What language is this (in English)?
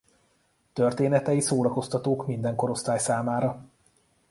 Hungarian